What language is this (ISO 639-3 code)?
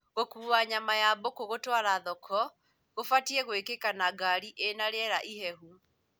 kik